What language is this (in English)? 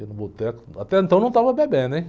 Portuguese